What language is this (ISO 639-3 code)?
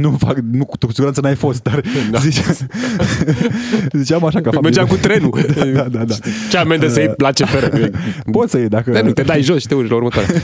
ron